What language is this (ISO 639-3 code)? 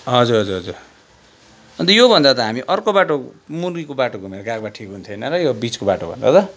nep